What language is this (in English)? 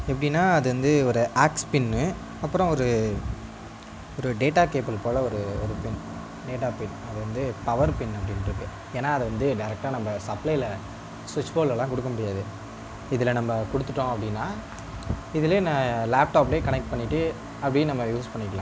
Tamil